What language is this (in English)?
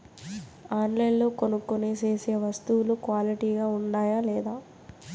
Telugu